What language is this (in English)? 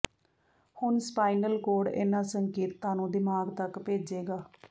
Punjabi